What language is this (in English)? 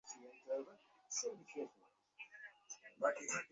Bangla